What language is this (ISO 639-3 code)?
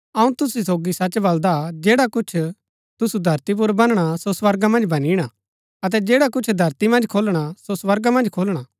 gbk